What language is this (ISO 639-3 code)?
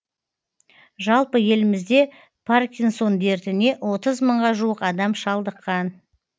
kaz